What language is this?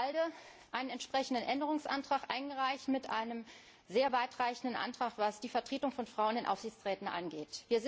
German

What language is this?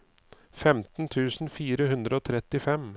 Norwegian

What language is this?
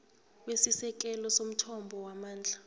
South Ndebele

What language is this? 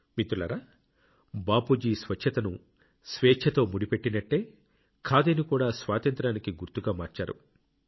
Telugu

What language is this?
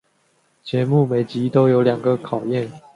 Chinese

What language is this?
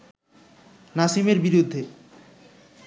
Bangla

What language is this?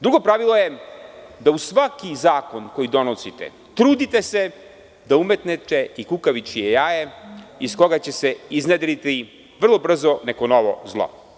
Serbian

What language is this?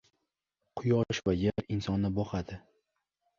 Uzbek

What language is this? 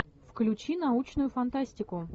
Russian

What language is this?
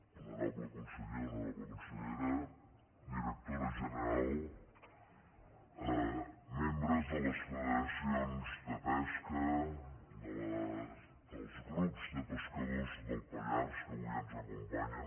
Catalan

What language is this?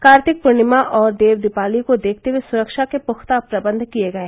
Hindi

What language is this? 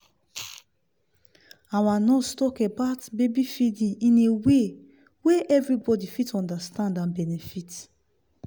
Nigerian Pidgin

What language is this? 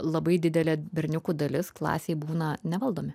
Lithuanian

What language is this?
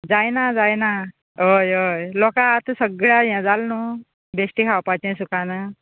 Konkani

